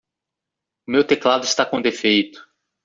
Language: Portuguese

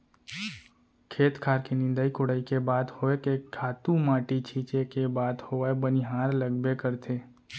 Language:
Chhattisgarhi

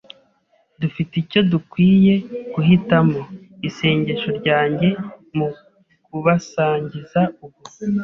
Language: Kinyarwanda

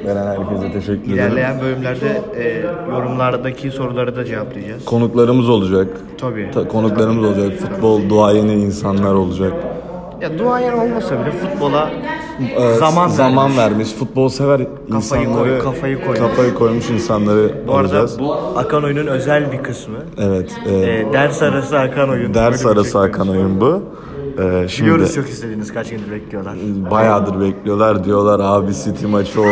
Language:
Turkish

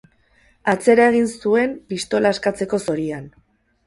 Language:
Basque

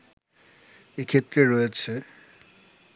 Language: Bangla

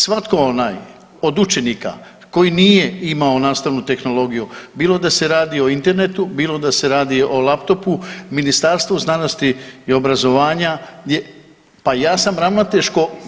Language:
Croatian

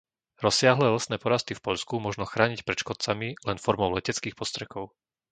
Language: Slovak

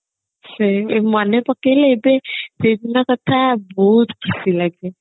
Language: Odia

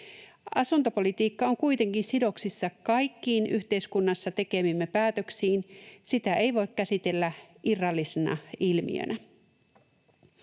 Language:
Finnish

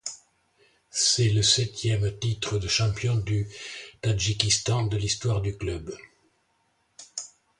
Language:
French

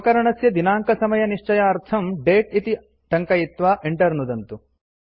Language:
Sanskrit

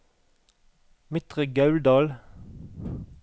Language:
Norwegian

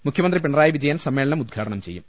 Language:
Malayalam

